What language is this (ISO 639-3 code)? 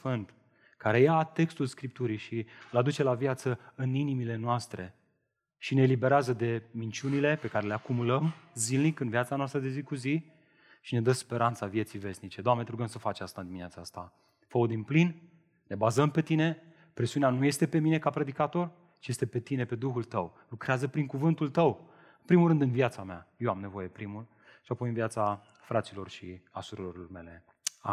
ron